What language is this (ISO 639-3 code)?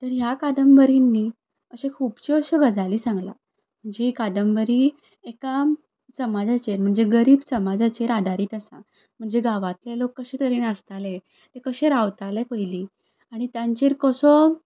kok